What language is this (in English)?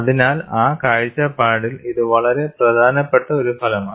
Malayalam